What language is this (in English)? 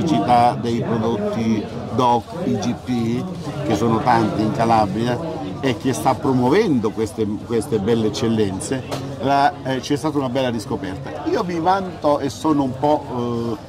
Italian